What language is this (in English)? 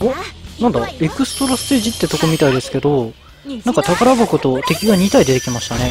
Japanese